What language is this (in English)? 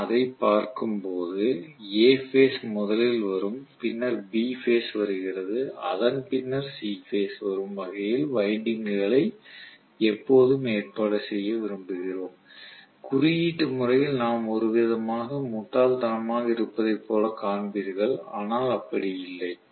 Tamil